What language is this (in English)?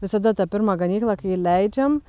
Lithuanian